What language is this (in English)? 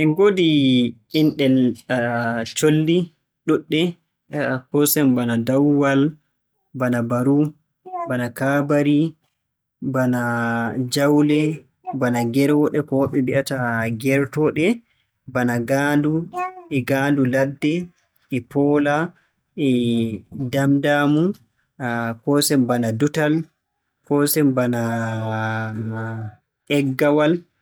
Borgu Fulfulde